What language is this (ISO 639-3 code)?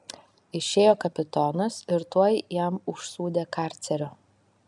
lit